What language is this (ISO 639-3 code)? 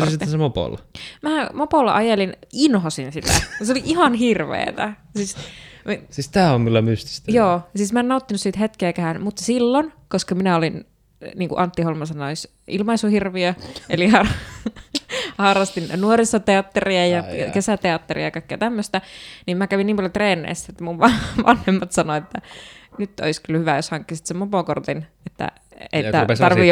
fin